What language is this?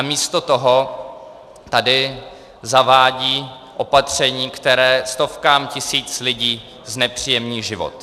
Czech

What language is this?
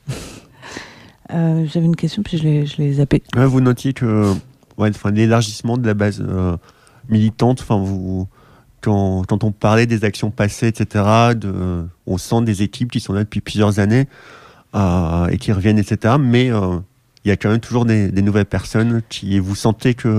French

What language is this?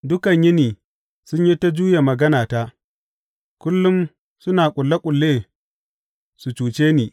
Hausa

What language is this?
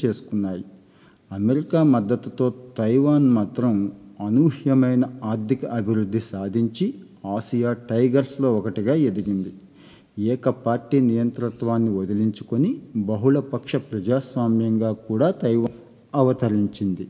Telugu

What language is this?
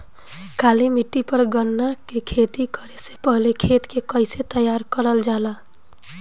Bhojpuri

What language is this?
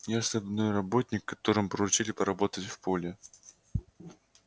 Russian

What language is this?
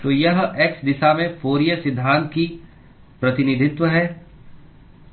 Hindi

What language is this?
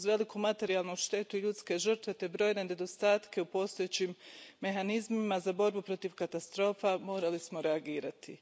Croatian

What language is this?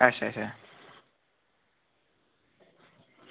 Dogri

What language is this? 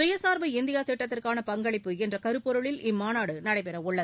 Tamil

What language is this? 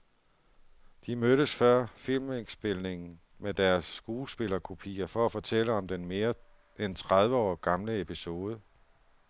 Danish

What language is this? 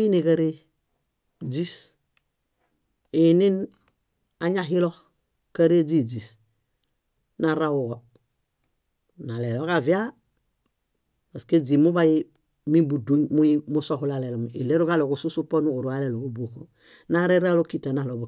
Bayot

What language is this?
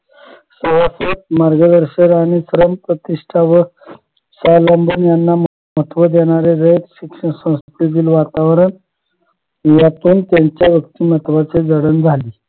Marathi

